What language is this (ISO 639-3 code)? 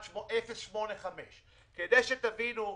heb